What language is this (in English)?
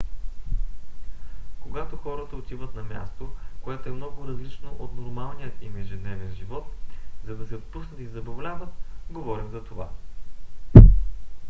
Bulgarian